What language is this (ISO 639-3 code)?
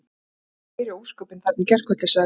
isl